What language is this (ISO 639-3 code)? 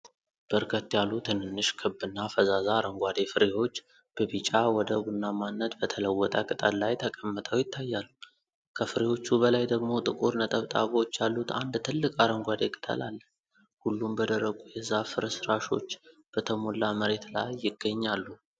amh